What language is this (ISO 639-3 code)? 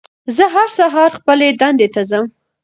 pus